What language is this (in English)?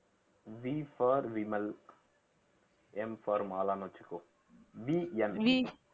Tamil